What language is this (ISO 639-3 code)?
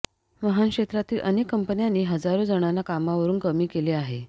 mar